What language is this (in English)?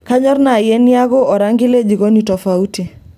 Masai